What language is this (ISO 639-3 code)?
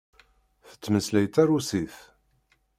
kab